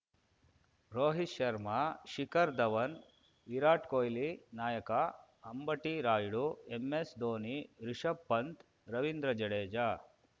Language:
Kannada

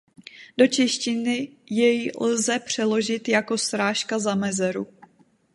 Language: Czech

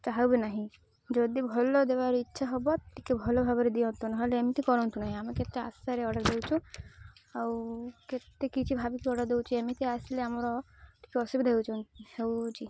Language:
Odia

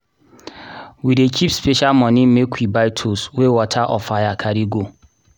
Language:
Nigerian Pidgin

